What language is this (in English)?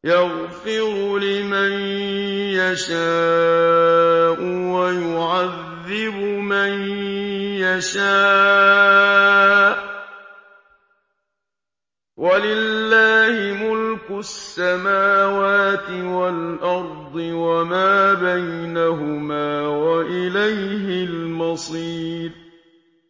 Arabic